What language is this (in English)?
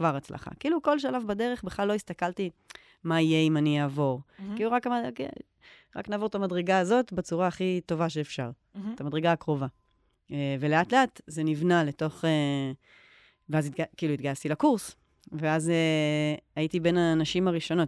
Hebrew